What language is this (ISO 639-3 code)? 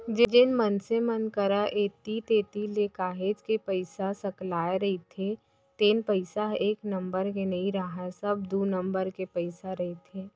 hne